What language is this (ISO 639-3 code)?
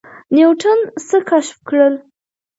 pus